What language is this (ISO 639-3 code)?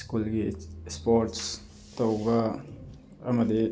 mni